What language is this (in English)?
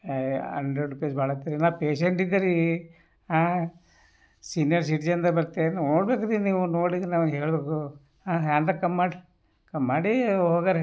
Kannada